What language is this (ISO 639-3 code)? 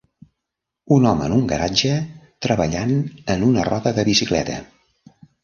cat